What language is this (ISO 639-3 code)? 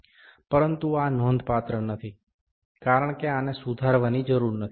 guj